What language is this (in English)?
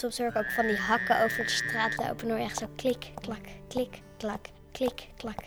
Dutch